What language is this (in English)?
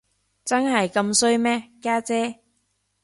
Cantonese